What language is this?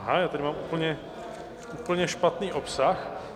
Czech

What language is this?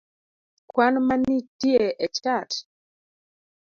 Luo (Kenya and Tanzania)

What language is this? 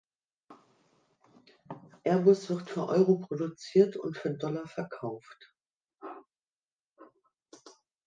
German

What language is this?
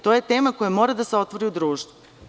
Serbian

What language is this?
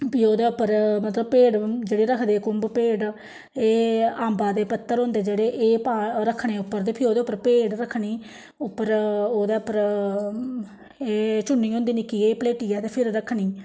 Dogri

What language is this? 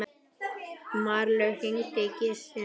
Icelandic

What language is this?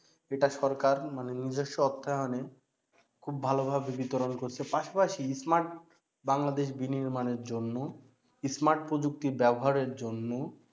Bangla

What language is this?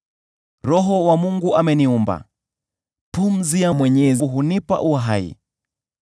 Swahili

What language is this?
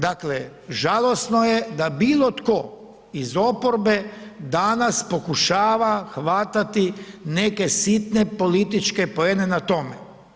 Croatian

